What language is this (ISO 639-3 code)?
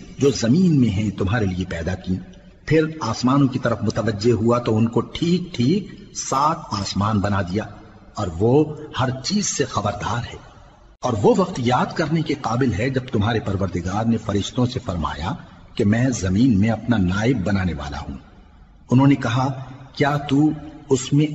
urd